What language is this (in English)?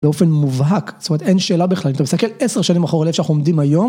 Hebrew